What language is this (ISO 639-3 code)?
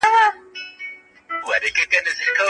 pus